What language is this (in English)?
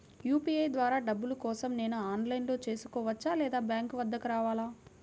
Telugu